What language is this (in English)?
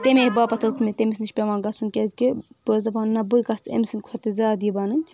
Kashmiri